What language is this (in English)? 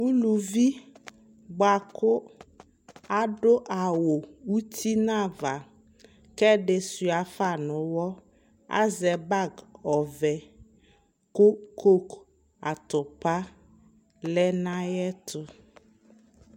Ikposo